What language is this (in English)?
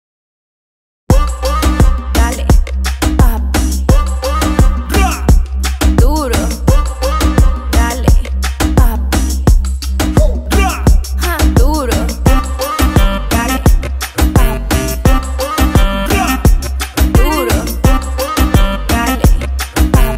Romanian